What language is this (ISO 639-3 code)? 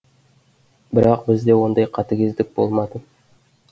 kaz